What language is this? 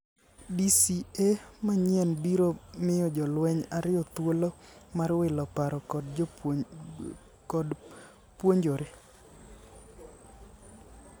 Luo (Kenya and Tanzania)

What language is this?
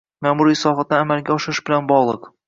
Uzbek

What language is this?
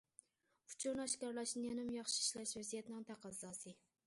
Uyghur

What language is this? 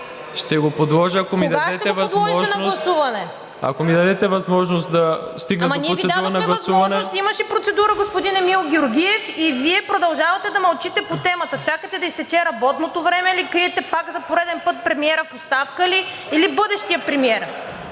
Bulgarian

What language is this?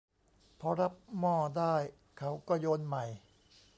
Thai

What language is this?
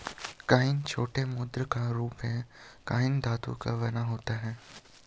Hindi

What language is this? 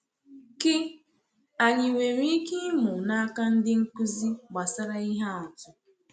Igbo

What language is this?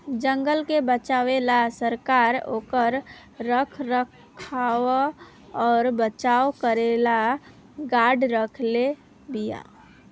Bhojpuri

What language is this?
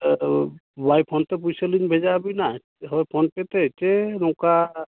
Santali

